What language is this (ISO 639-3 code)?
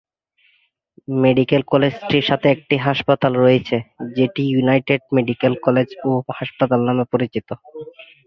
ben